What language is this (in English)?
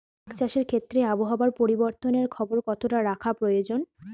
Bangla